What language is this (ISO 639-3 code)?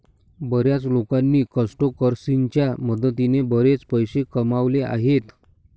mar